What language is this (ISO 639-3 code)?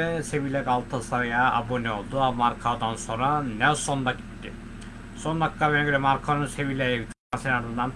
tur